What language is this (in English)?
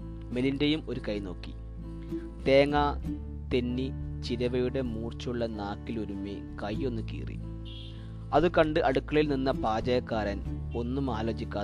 Malayalam